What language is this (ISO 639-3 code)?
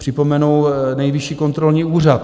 ces